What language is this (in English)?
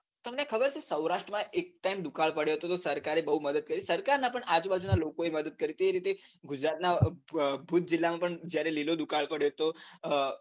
Gujarati